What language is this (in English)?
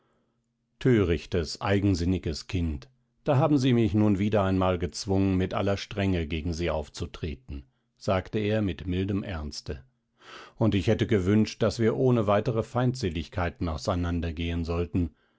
German